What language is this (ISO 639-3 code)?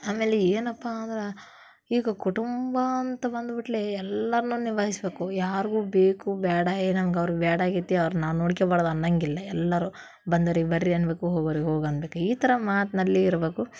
kan